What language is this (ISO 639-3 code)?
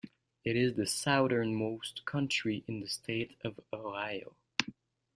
eng